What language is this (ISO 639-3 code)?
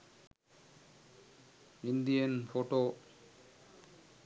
sin